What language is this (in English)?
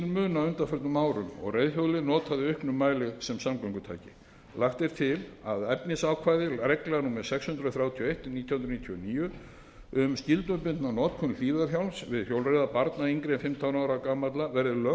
Icelandic